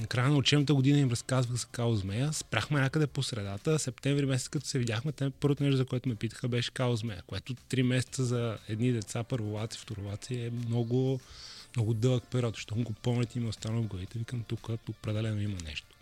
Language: Bulgarian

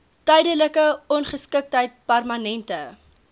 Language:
Afrikaans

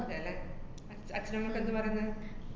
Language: Malayalam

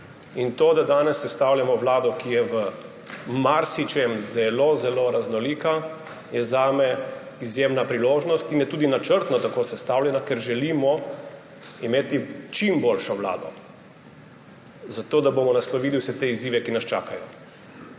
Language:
Slovenian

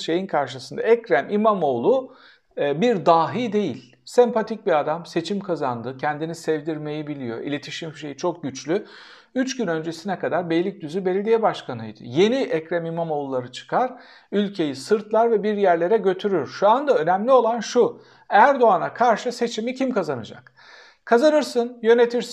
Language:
Turkish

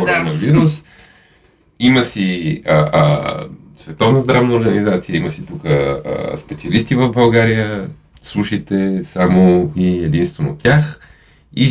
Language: Bulgarian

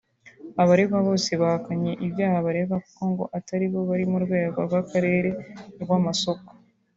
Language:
Kinyarwanda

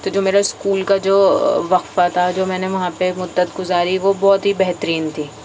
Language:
Urdu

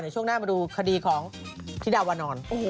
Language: Thai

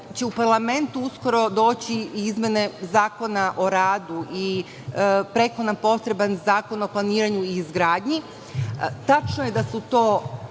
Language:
Serbian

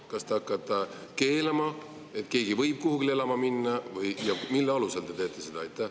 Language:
Estonian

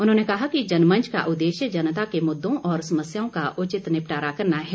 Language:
Hindi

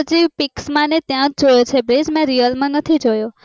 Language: Gujarati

